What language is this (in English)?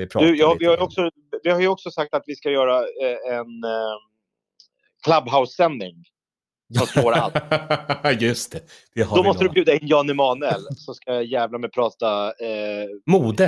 Swedish